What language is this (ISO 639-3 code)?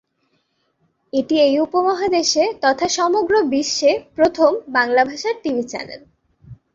ben